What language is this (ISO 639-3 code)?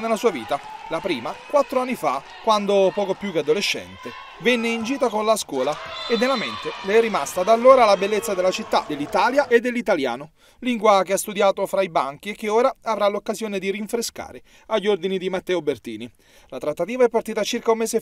ita